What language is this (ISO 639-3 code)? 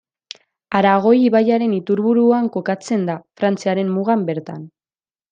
eus